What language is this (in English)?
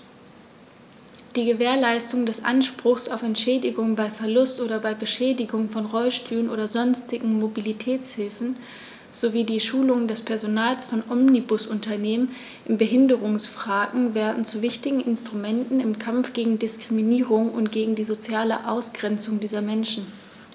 German